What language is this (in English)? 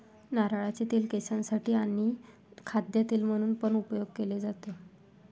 Marathi